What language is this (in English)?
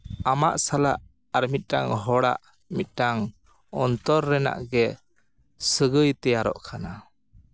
Santali